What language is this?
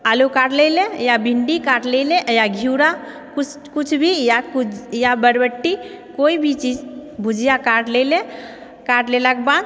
Maithili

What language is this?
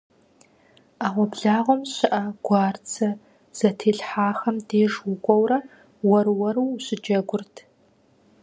Kabardian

